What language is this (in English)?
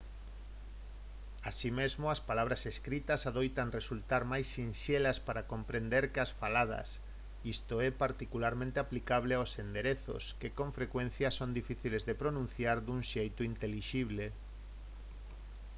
Galician